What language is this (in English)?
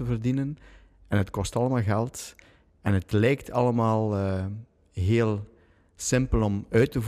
Dutch